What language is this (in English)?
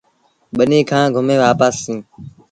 Sindhi Bhil